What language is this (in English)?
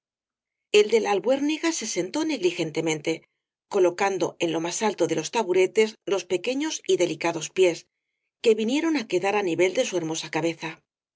Spanish